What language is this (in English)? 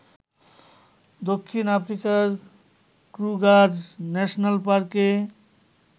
Bangla